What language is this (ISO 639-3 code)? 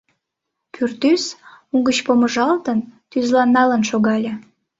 chm